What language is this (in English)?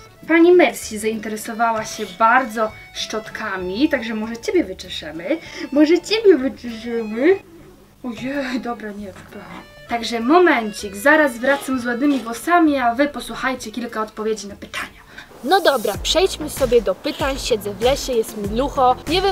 Polish